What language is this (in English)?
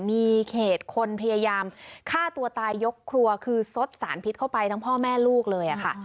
Thai